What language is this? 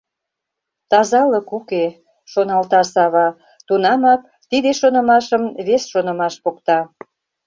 Mari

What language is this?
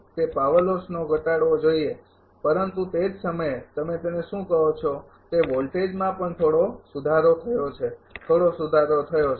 Gujarati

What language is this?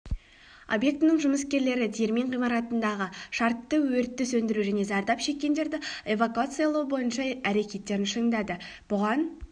Kazakh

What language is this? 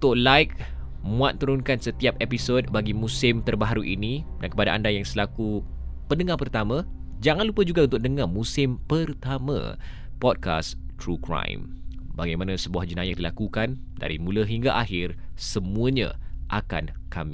Malay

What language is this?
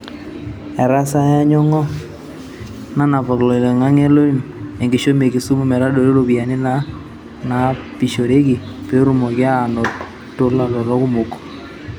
Masai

